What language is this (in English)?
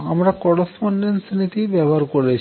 Bangla